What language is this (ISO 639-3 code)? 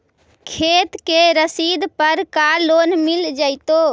mag